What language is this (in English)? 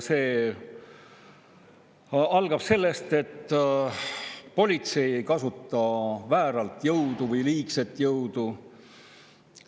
Estonian